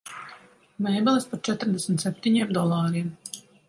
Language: Latvian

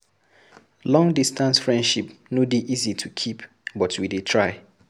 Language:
Nigerian Pidgin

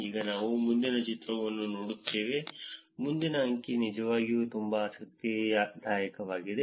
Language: Kannada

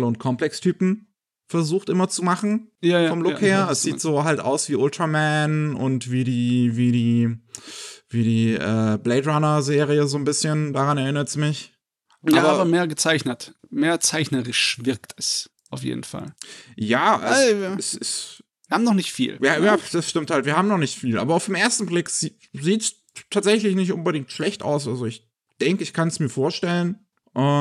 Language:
German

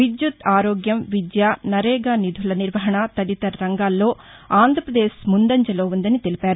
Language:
Telugu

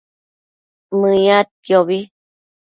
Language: Matsés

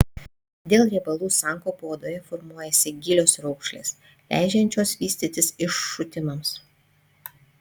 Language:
Lithuanian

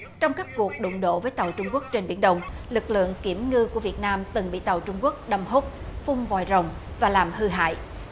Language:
Vietnamese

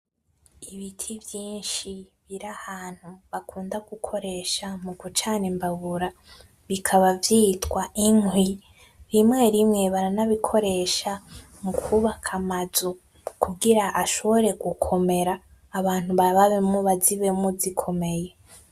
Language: Rundi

